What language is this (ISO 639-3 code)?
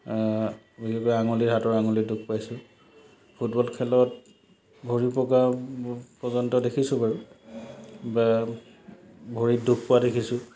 asm